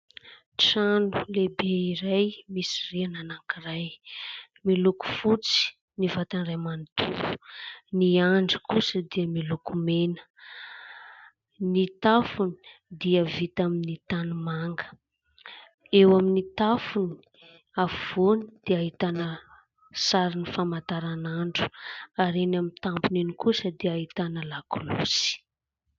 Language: Malagasy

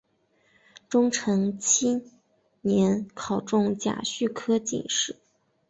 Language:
Chinese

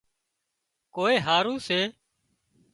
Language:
Wadiyara Koli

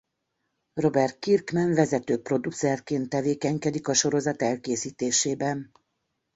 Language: Hungarian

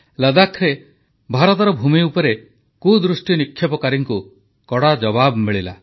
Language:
Odia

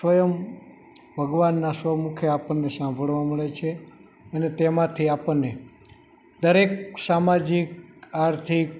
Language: Gujarati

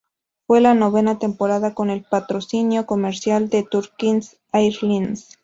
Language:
Spanish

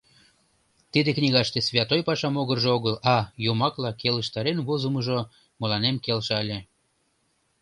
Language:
Mari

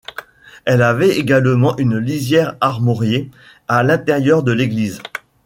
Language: French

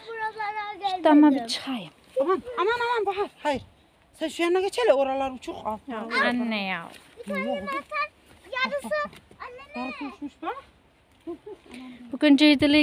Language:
Turkish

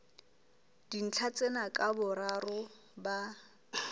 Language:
Southern Sotho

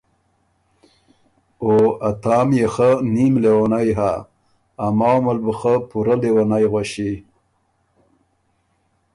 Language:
Ormuri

